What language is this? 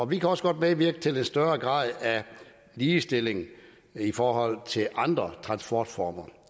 Danish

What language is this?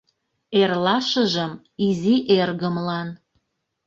Mari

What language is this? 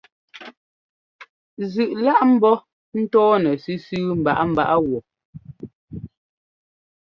Ngomba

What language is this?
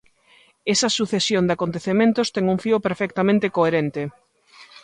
Galician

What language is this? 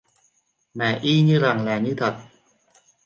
Vietnamese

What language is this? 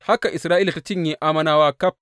Hausa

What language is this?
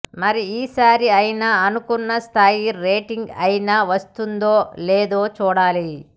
Telugu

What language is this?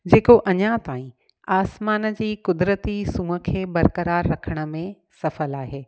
Sindhi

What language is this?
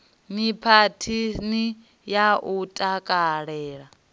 Venda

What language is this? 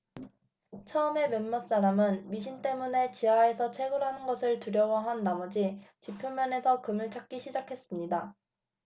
Korean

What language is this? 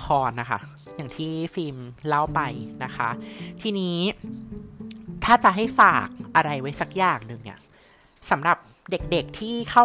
Thai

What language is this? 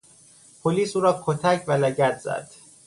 Persian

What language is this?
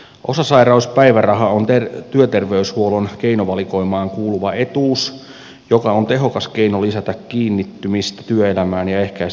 Finnish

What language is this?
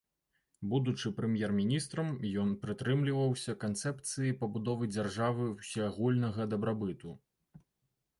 Belarusian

